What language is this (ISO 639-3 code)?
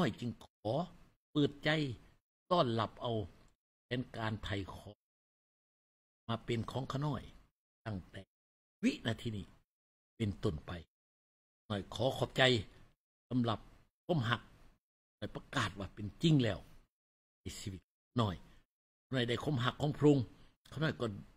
tha